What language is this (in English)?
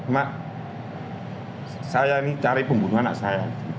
Indonesian